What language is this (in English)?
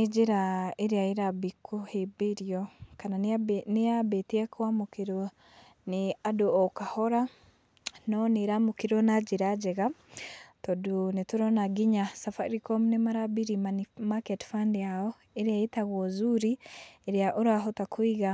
Kikuyu